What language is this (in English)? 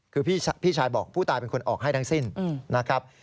Thai